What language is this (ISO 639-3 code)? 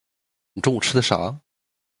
zho